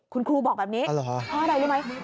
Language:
Thai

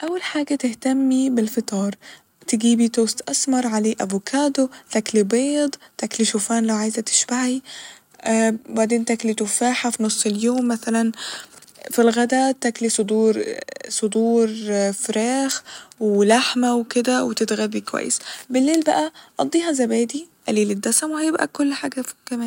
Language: Egyptian Arabic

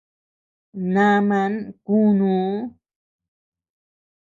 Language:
Tepeuxila Cuicatec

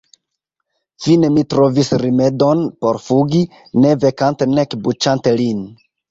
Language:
Esperanto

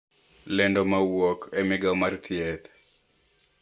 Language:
Luo (Kenya and Tanzania)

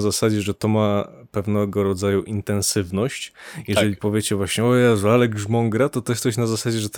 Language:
Polish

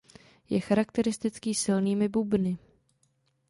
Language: Czech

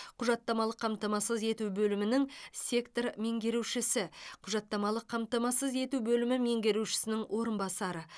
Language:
Kazakh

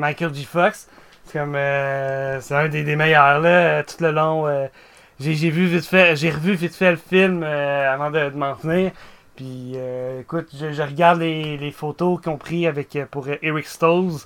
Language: French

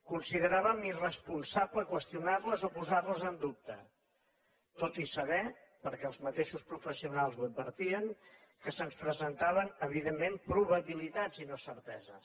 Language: Catalan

